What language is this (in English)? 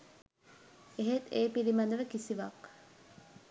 Sinhala